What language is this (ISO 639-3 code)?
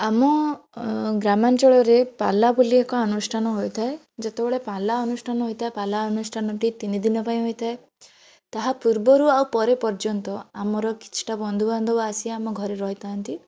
ori